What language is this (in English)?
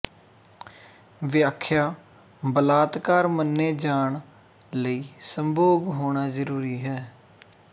Punjabi